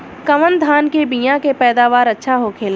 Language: Bhojpuri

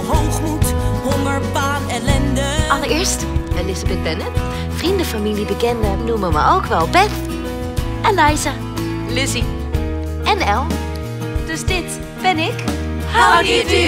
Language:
Dutch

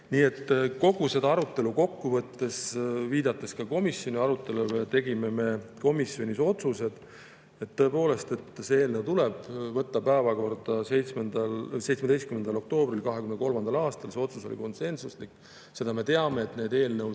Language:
Estonian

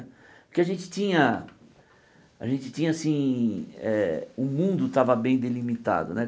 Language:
Portuguese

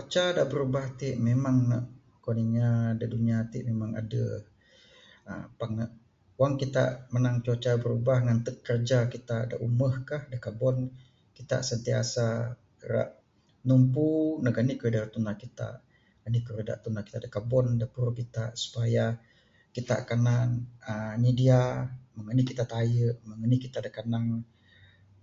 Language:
Bukar-Sadung Bidayuh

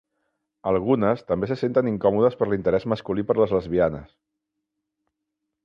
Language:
Catalan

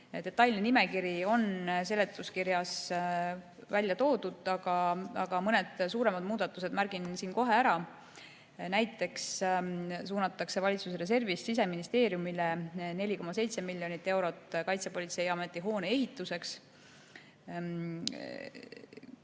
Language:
Estonian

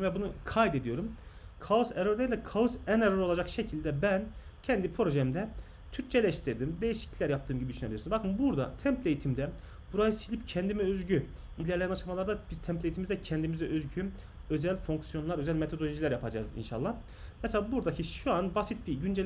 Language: Turkish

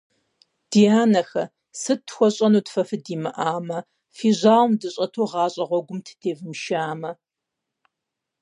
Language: Kabardian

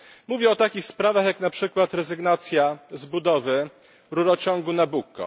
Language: Polish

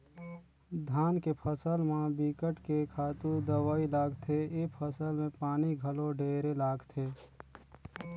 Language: Chhattisgarhi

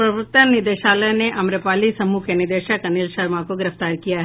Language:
Hindi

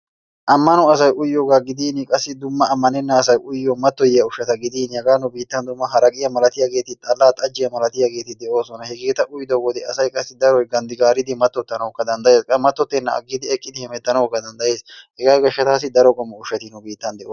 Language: Wolaytta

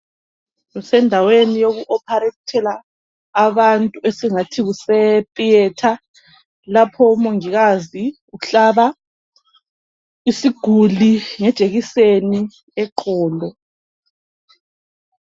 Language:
North Ndebele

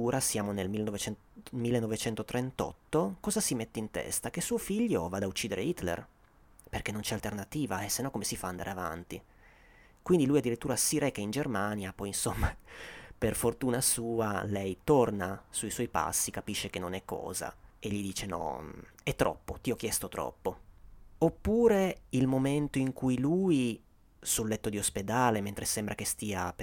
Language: Italian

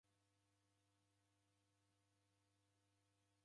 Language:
Taita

